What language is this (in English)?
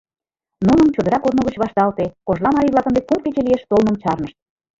Mari